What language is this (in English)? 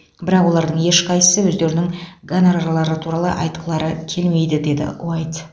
Kazakh